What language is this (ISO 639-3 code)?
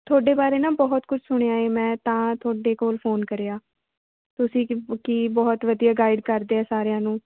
pan